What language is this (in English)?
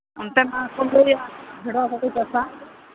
Santali